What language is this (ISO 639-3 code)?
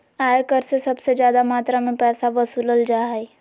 mag